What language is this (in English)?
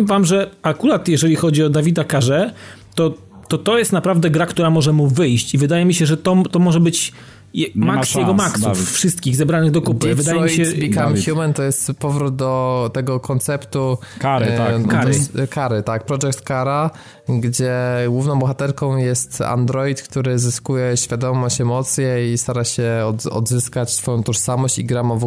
Polish